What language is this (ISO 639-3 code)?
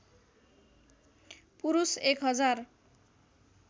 nep